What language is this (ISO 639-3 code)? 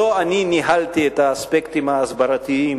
heb